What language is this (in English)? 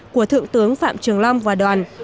Vietnamese